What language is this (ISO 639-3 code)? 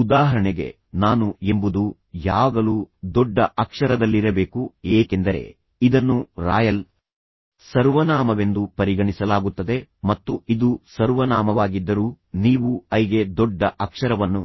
kan